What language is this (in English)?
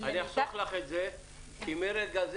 Hebrew